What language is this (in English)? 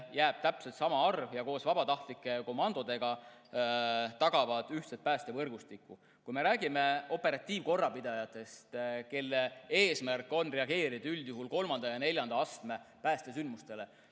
Estonian